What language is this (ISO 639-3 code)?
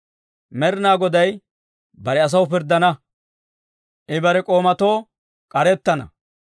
dwr